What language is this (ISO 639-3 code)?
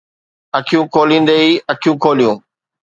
snd